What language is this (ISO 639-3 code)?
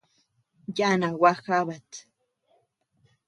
cux